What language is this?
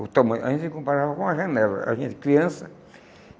Portuguese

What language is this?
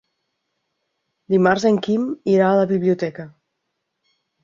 Catalan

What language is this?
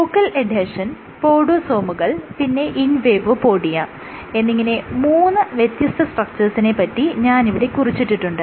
Malayalam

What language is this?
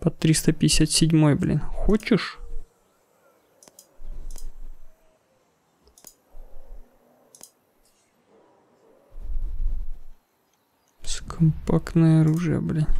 Russian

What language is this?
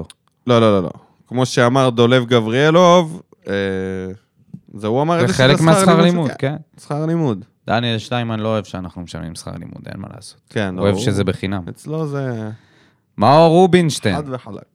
Hebrew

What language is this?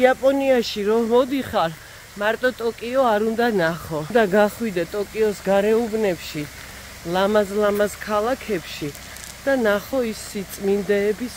Turkish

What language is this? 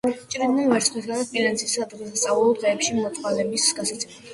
Georgian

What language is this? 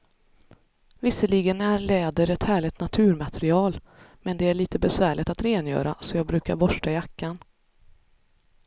Swedish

